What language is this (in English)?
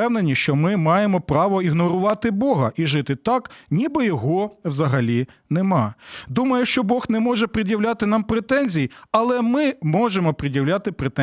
Ukrainian